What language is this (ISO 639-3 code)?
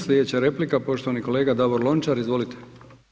hrv